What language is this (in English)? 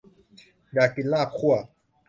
Thai